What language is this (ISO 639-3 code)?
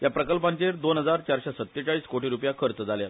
kok